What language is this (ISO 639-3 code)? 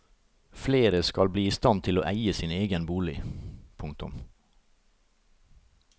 nor